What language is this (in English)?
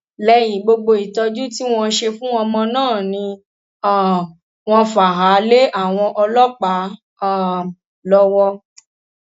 Yoruba